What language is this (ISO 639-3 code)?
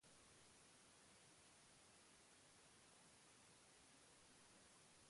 eus